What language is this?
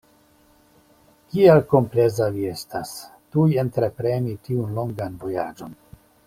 Esperanto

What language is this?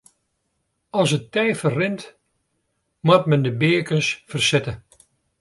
Western Frisian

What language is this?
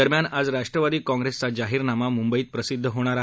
Marathi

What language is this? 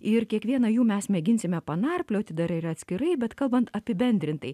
Lithuanian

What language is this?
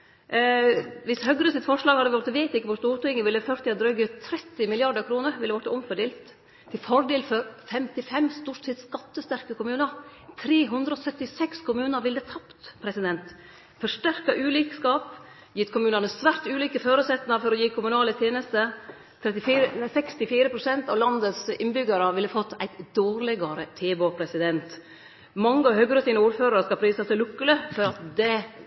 Norwegian Nynorsk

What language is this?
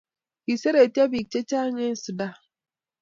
Kalenjin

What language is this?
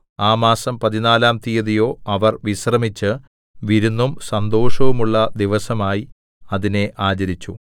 Malayalam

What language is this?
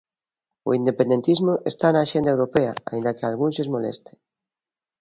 Galician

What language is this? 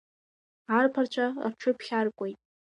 Abkhazian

